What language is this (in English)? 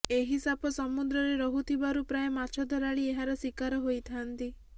Odia